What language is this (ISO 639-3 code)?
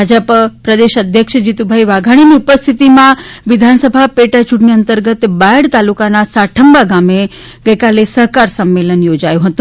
guj